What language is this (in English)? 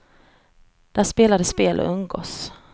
Swedish